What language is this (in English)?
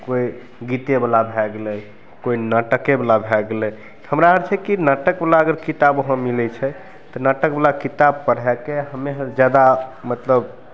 Maithili